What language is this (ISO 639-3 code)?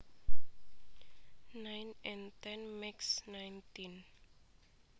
jav